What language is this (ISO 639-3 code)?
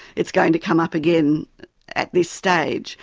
eng